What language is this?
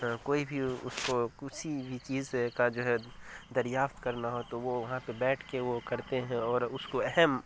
Urdu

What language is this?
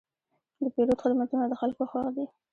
Pashto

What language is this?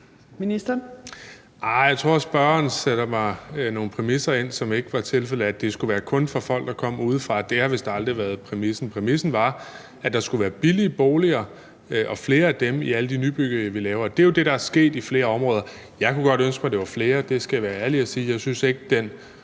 Danish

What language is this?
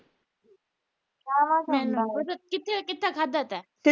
Punjabi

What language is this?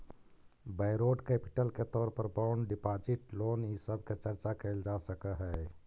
Magahi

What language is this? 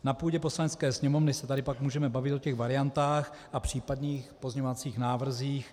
Czech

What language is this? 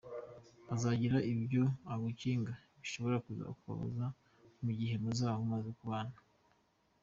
Kinyarwanda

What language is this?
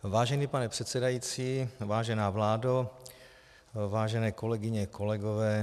Czech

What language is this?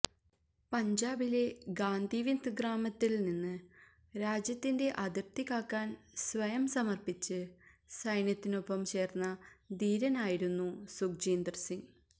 Malayalam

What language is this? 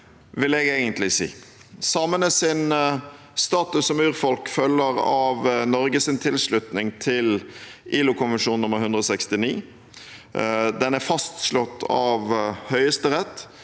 Norwegian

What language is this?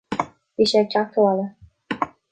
Irish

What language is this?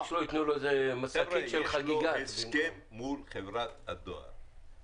Hebrew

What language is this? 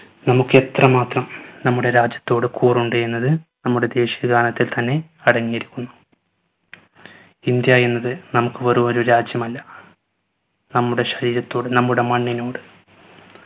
Malayalam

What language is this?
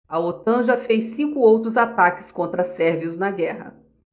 Portuguese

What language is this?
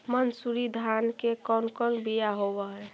Magahi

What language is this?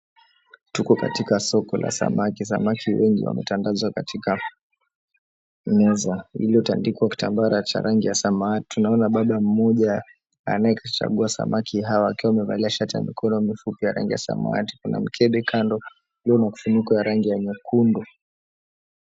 Swahili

